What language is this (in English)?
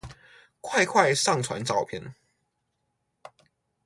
Chinese